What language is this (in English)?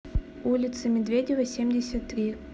Russian